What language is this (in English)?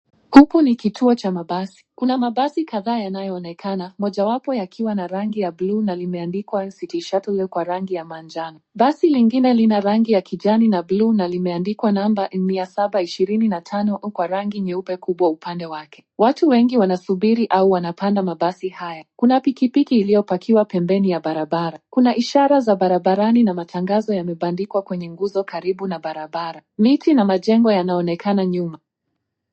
Swahili